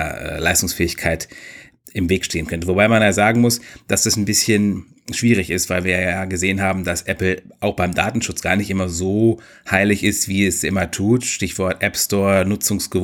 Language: German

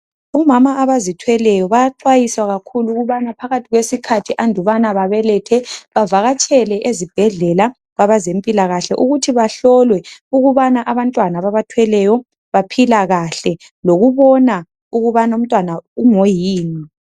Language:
North Ndebele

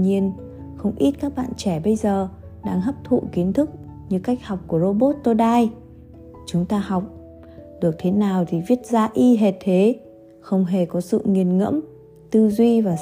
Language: Vietnamese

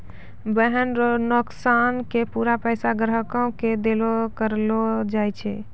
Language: Maithili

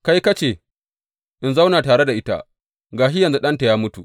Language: Hausa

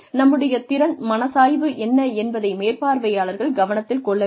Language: Tamil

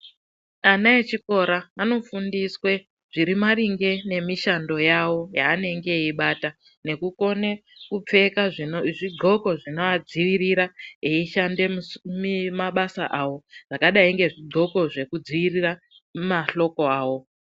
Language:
Ndau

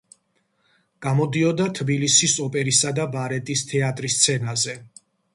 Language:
Georgian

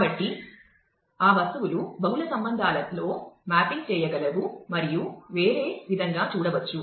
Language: Telugu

